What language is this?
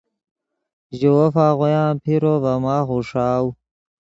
Yidgha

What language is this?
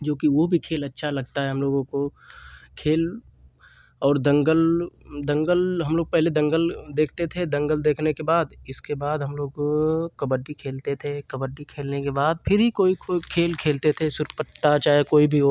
Hindi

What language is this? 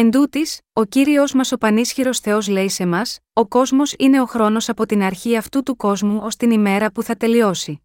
Greek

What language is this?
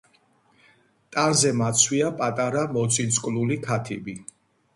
Georgian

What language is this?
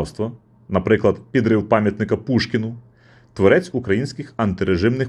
Ukrainian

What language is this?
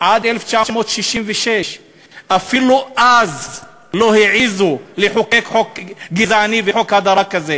Hebrew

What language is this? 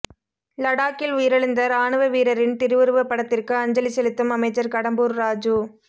Tamil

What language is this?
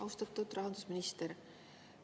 Estonian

